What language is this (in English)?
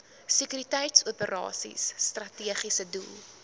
Afrikaans